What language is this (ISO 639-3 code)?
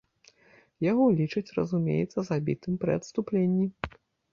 bel